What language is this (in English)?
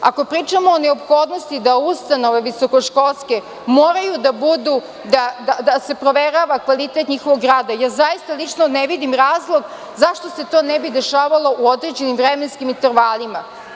Serbian